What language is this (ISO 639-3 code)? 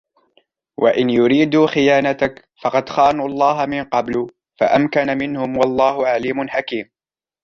ara